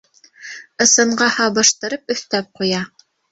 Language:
Bashkir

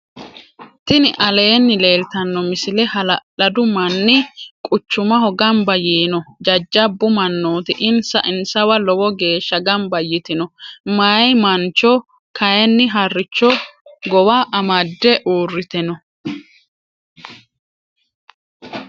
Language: Sidamo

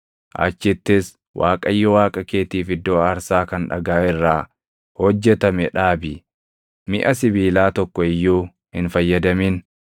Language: Oromo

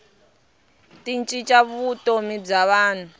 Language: Tsonga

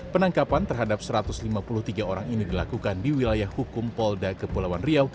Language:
Indonesian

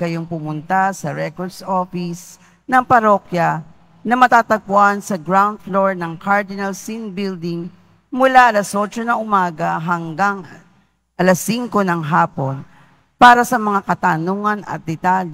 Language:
Filipino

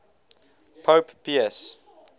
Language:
English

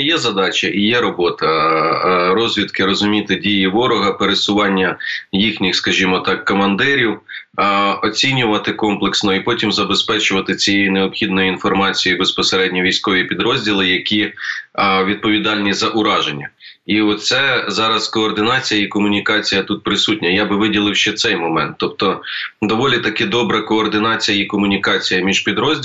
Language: Ukrainian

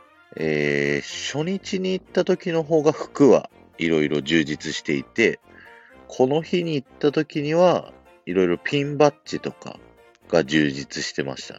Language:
Japanese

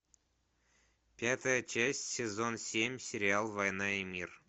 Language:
Russian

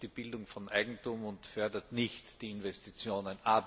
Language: German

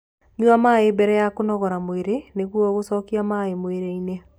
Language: Kikuyu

